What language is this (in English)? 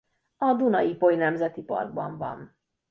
Hungarian